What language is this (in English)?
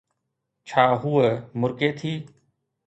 Sindhi